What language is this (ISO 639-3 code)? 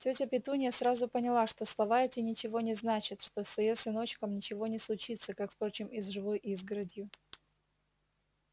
rus